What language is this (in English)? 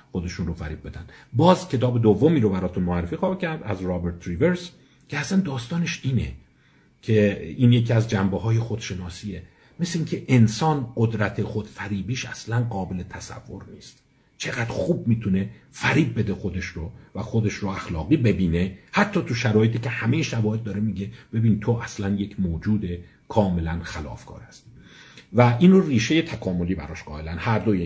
Persian